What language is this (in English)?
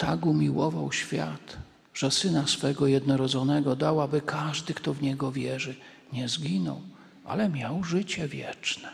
Polish